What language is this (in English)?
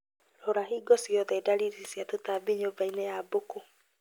Kikuyu